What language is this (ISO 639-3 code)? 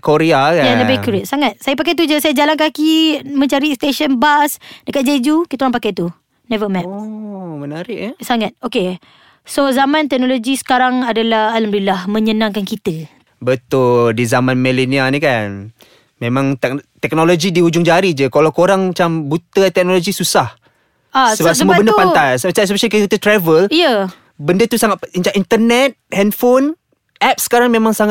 msa